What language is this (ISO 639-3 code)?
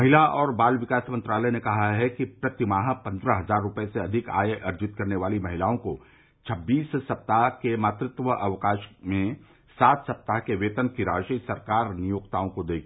hin